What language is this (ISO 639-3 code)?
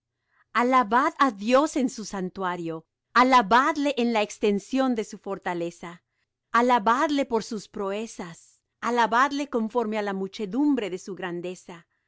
spa